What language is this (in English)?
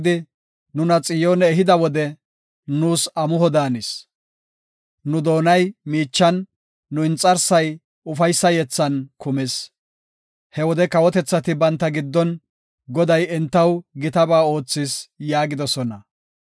Gofa